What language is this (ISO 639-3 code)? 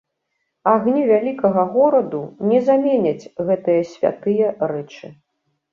bel